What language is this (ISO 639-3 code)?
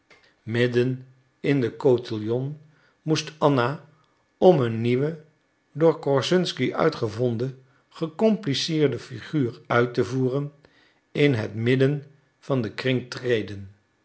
nld